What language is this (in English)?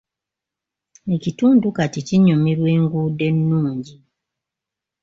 Ganda